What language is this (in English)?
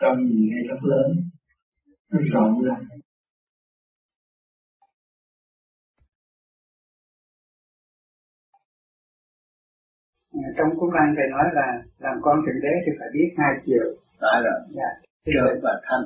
Vietnamese